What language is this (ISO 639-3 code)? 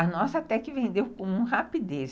por